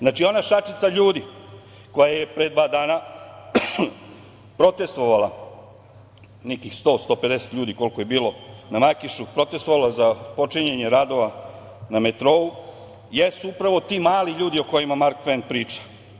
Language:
Serbian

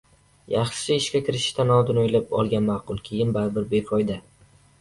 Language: Uzbek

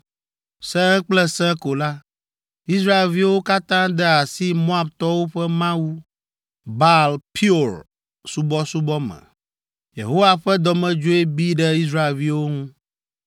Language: Ewe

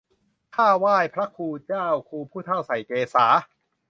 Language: Thai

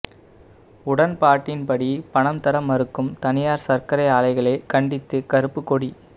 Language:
Tamil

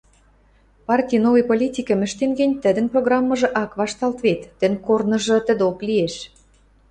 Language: Western Mari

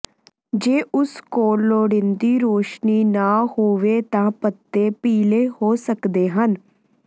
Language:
Punjabi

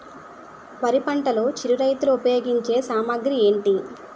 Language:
Telugu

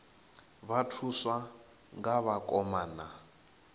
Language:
Venda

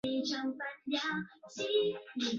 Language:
Chinese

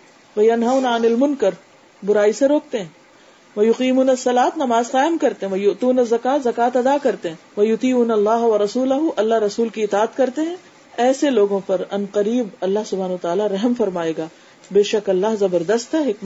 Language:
Urdu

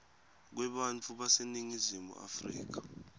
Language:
Swati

